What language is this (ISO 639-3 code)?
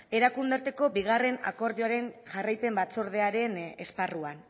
eus